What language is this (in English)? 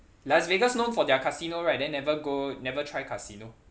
English